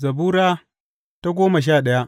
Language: Hausa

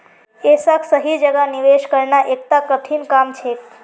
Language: Magahi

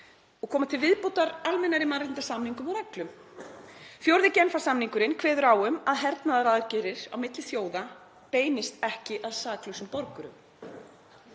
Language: Icelandic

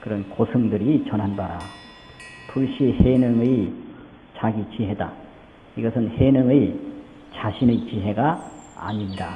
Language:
Korean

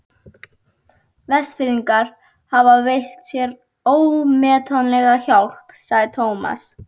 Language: Icelandic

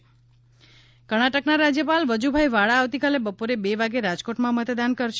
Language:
Gujarati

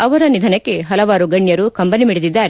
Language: Kannada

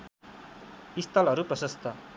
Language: Nepali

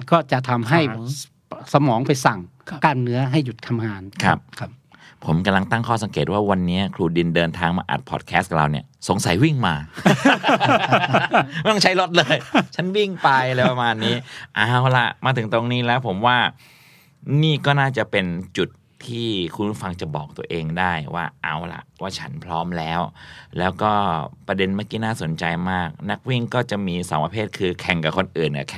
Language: Thai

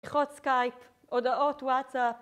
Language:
Hebrew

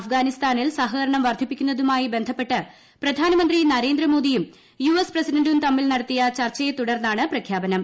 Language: Malayalam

